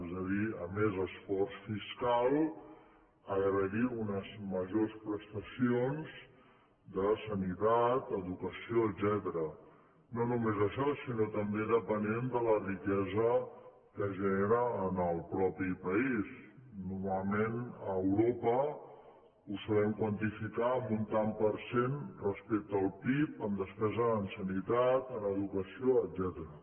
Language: Catalan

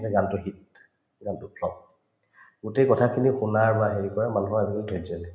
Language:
Assamese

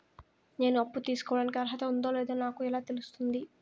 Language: Telugu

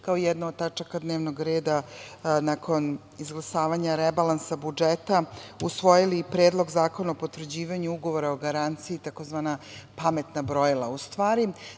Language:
Serbian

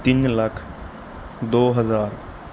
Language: Punjabi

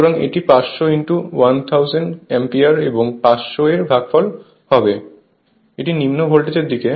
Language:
Bangla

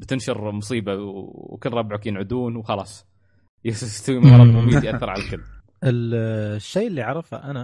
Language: Arabic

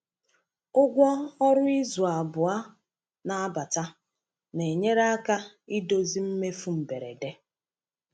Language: Igbo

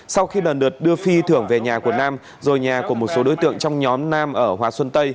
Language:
Vietnamese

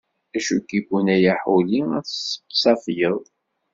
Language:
Kabyle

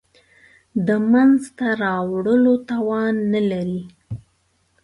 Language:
Pashto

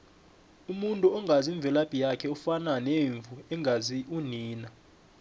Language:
South Ndebele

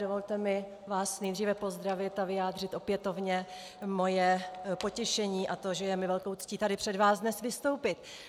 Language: Czech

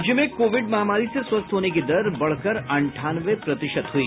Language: Hindi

